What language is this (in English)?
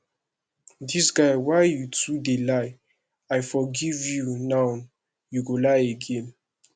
Nigerian Pidgin